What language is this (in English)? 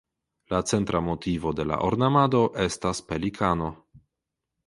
Esperanto